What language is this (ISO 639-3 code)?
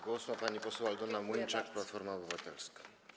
pol